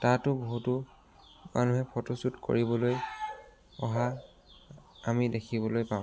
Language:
Assamese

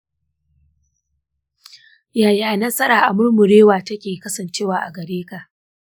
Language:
Hausa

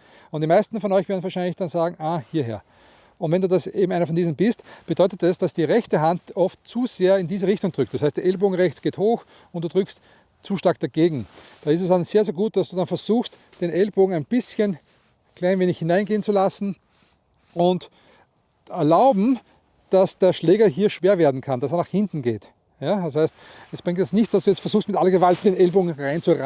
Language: German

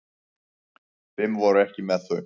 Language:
Icelandic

